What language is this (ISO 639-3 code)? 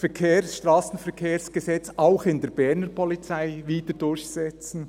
gsw